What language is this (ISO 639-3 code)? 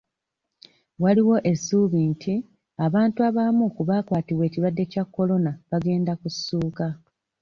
lug